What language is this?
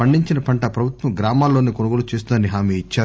Telugu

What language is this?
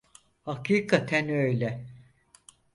Turkish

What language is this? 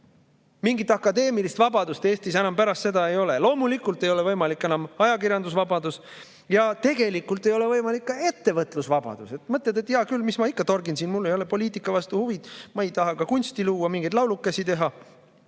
Estonian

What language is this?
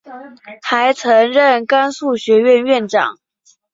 Chinese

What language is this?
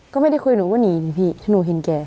Thai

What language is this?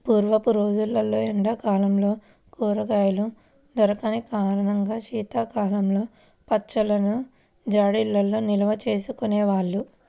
Telugu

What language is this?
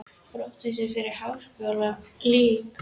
Icelandic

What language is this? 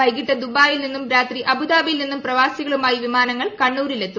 Malayalam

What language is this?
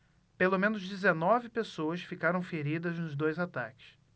Portuguese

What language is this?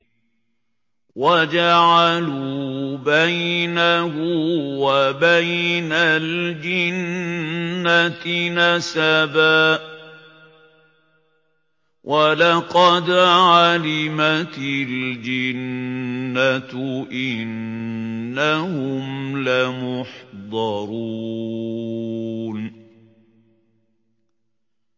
Arabic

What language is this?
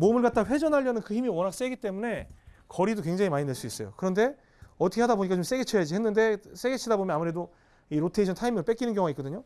Korean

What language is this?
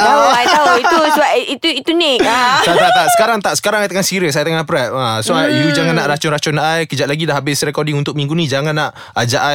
Malay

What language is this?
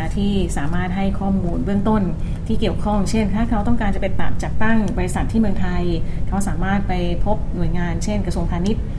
Thai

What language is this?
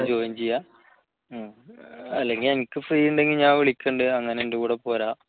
Malayalam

